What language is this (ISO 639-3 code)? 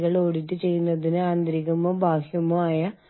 mal